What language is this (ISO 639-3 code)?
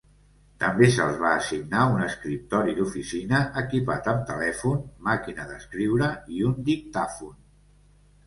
cat